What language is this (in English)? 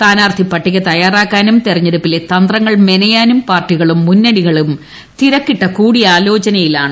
Malayalam